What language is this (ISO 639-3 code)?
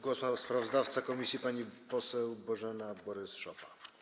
pol